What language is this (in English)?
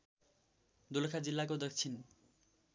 Nepali